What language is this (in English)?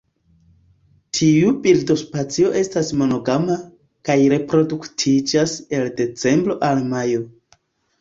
Esperanto